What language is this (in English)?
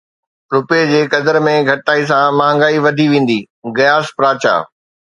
Sindhi